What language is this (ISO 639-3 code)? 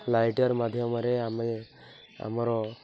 ori